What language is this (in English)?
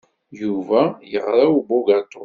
Kabyle